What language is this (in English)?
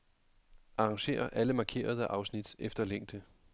Danish